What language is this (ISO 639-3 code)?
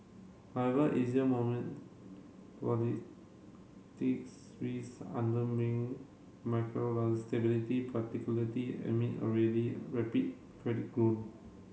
eng